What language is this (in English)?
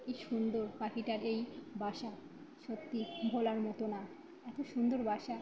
Bangla